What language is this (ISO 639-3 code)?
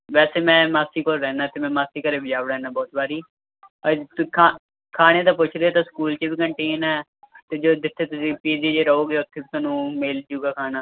pan